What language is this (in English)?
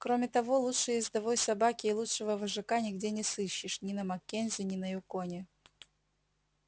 Russian